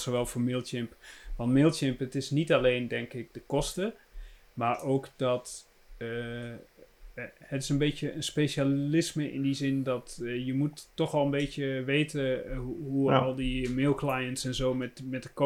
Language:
Dutch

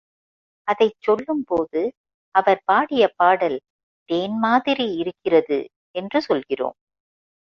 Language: Tamil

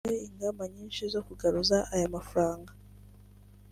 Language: Kinyarwanda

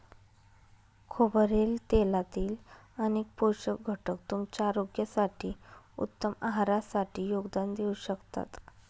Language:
Marathi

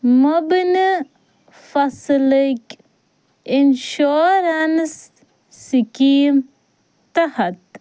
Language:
Kashmiri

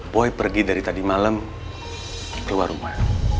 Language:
Indonesian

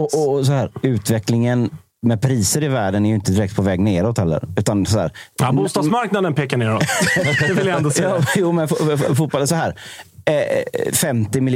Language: Swedish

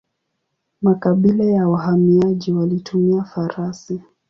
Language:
Swahili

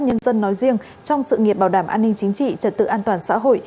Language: Vietnamese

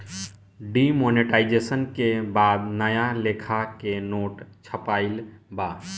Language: Bhojpuri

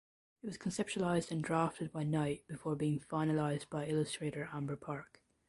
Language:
English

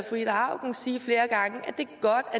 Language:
Danish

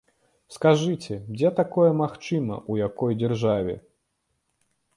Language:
Belarusian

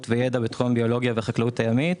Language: Hebrew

